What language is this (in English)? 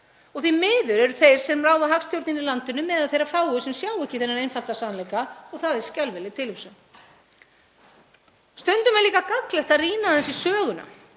Icelandic